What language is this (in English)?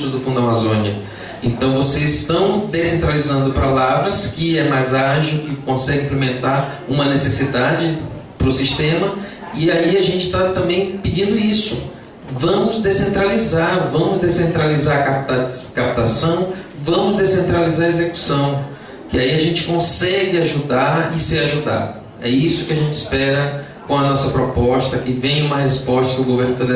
Portuguese